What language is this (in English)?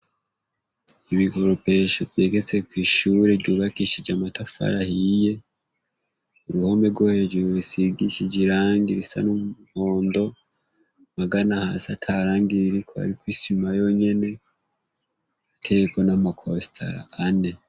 Rundi